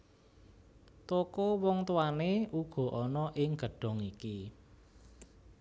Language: Javanese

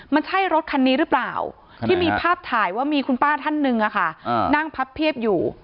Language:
Thai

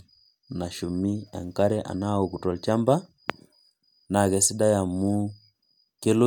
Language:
Masai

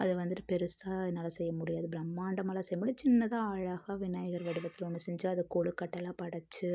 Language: Tamil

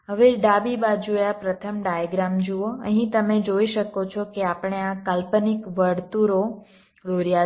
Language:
Gujarati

